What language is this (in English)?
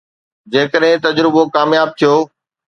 Sindhi